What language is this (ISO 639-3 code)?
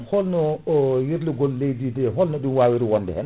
ful